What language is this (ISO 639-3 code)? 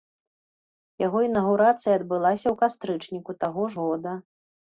bel